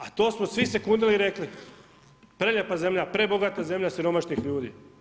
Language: Croatian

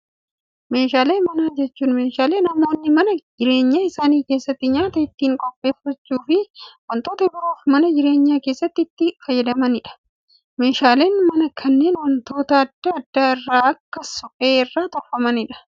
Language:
Oromo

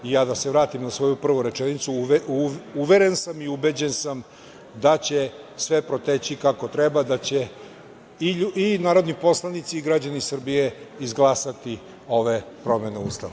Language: Serbian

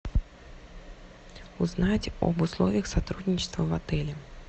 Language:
Russian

